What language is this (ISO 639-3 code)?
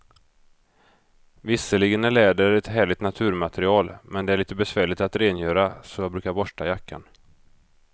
swe